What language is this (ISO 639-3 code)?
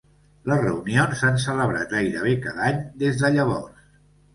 cat